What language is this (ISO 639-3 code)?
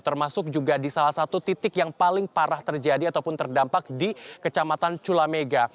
ind